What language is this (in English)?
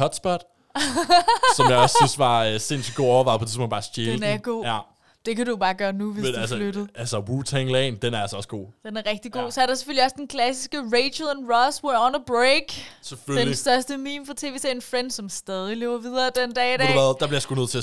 Danish